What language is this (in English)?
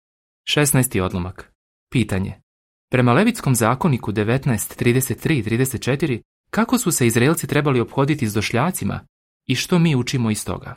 Croatian